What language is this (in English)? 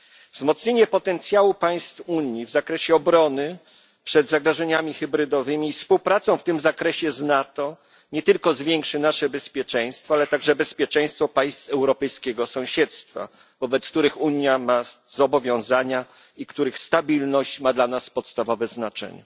Polish